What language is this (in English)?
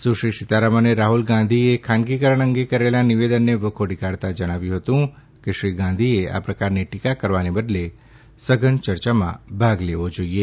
Gujarati